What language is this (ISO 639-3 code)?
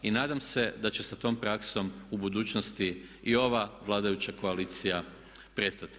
hrv